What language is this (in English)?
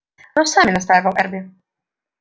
Russian